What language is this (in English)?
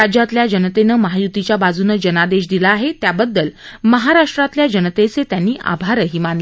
Marathi